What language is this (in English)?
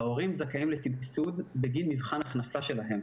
Hebrew